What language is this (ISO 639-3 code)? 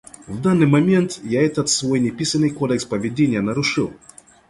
rus